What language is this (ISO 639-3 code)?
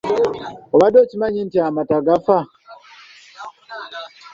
lug